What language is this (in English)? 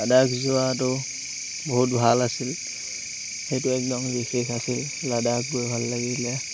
Assamese